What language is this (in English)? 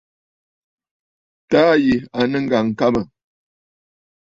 Bafut